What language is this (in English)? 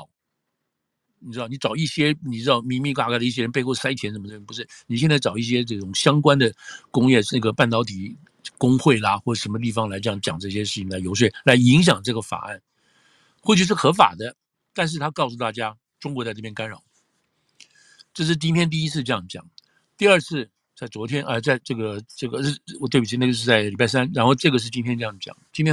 Chinese